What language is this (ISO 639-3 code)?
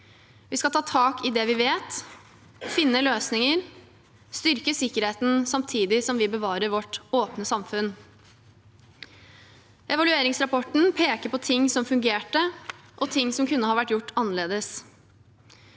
nor